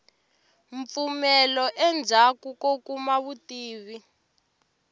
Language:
Tsonga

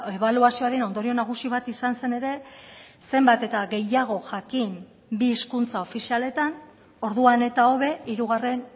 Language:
Basque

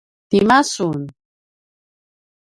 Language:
Paiwan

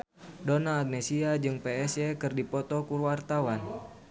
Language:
Sundanese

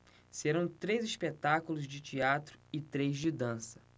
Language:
Portuguese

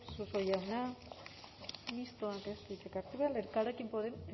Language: Basque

